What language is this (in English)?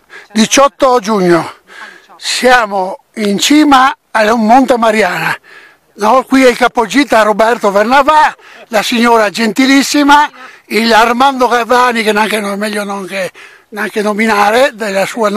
Italian